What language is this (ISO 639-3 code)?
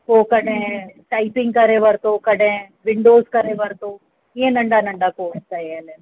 snd